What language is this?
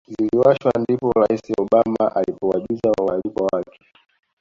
Swahili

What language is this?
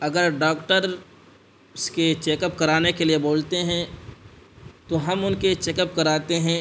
Urdu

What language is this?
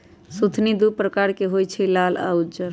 Magahi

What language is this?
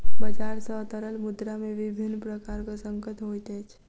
Maithili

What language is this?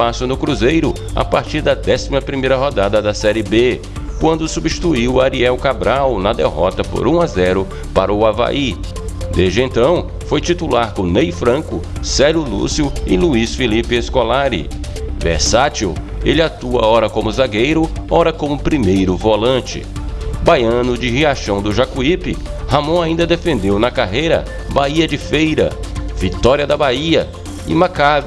Portuguese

